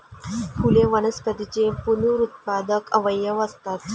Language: Marathi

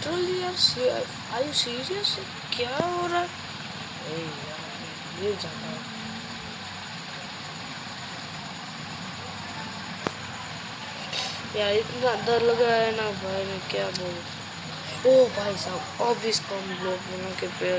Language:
Hindi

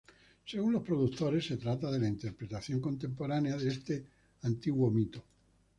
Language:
Spanish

